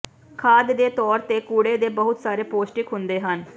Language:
Punjabi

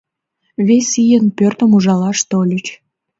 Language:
Mari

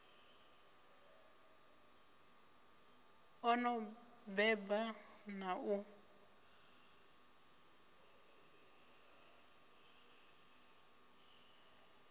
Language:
Venda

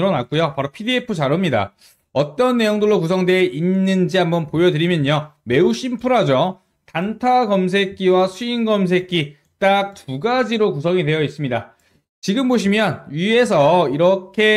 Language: Korean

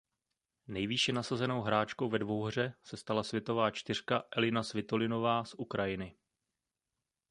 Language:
Czech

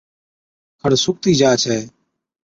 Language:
Od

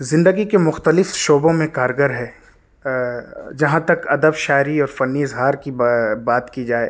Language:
Urdu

